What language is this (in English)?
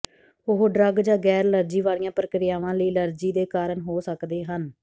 Punjabi